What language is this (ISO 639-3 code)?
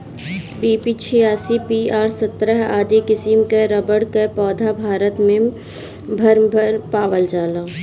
bho